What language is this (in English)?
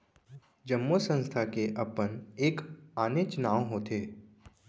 Chhattisgarhi